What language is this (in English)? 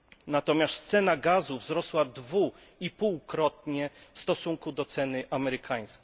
Polish